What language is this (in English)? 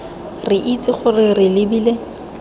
Tswana